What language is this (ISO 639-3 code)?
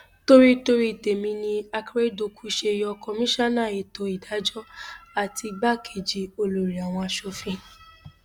yor